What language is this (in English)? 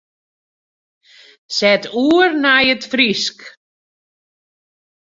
Western Frisian